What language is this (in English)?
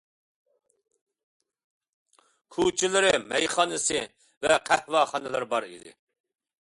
Uyghur